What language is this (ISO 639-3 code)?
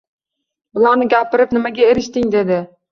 uzb